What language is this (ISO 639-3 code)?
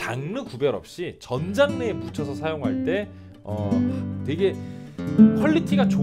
kor